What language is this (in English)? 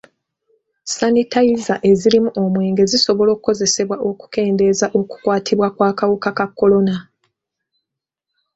Ganda